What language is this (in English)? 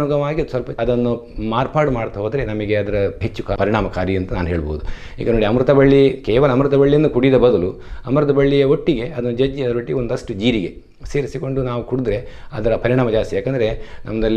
Kannada